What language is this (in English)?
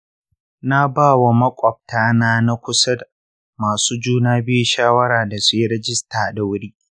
Hausa